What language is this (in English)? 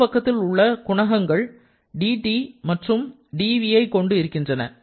Tamil